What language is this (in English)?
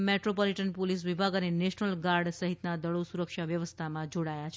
Gujarati